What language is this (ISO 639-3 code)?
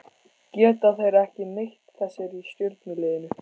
isl